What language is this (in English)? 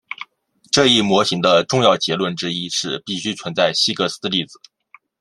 Chinese